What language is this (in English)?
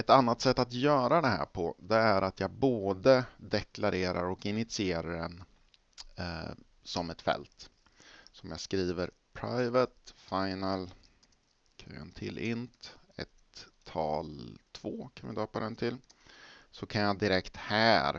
Swedish